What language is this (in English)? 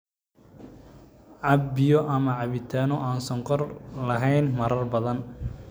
Somali